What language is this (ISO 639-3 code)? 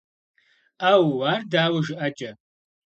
kbd